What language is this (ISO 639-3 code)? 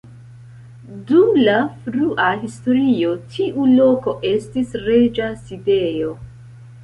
epo